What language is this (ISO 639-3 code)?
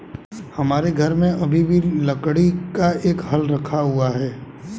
hin